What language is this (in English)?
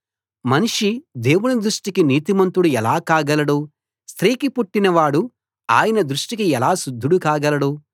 Telugu